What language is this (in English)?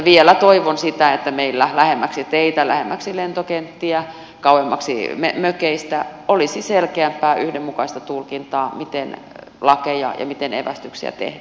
Finnish